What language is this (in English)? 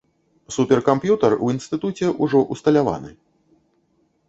Belarusian